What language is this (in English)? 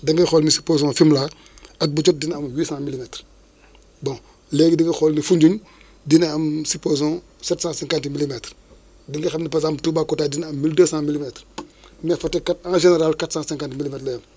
Wolof